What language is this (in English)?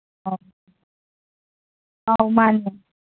Manipuri